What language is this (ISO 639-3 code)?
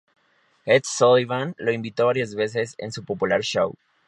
spa